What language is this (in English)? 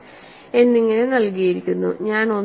Malayalam